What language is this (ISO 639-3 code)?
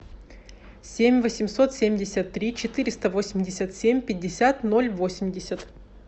rus